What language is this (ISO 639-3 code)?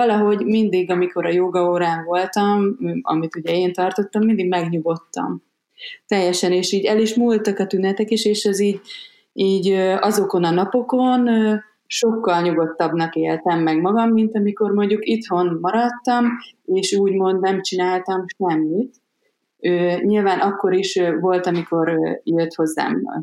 hun